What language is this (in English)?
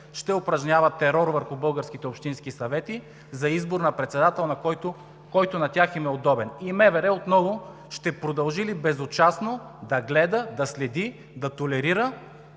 Bulgarian